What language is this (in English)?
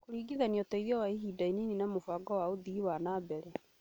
Kikuyu